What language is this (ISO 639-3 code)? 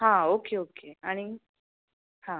kok